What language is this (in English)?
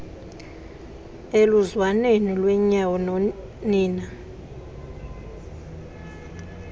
Xhosa